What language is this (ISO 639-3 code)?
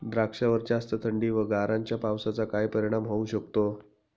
mar